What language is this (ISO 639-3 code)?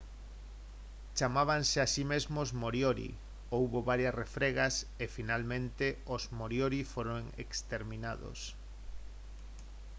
glg